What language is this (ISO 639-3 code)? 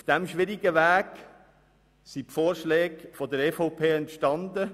gsw